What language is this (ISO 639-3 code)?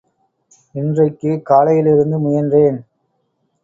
tam